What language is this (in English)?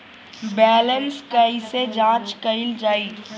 Bhojpuri